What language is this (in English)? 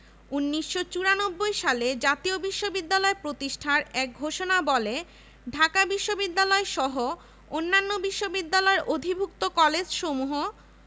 Bangla